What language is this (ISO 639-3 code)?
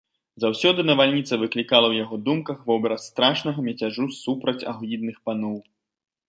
bel